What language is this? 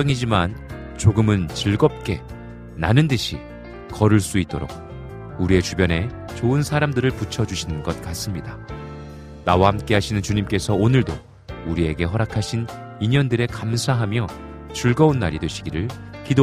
Korean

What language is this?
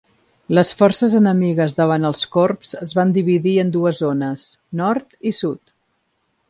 Catalan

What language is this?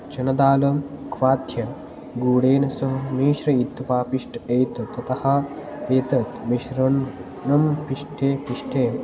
Sanskrit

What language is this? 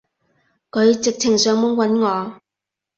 Cantonese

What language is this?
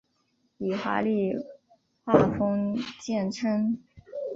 Chinese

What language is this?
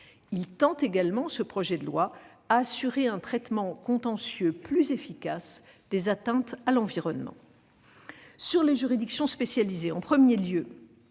French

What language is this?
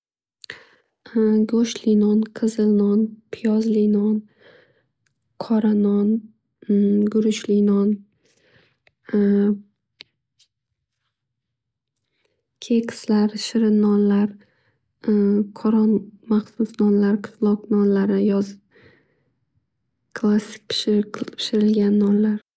Uzbek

